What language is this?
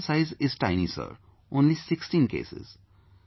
English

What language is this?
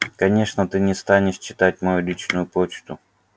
Russian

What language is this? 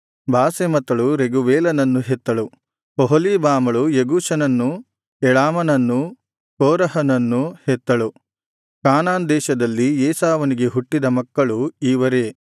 Kannada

